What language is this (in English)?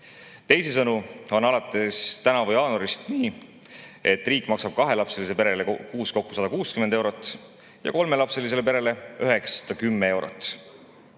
Estonian